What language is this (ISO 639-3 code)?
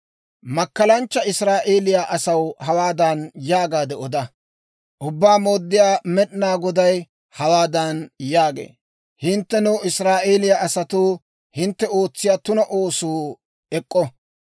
dwr